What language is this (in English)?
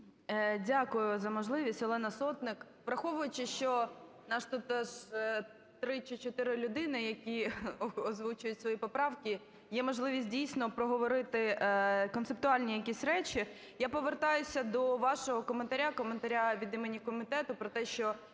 Ukrainian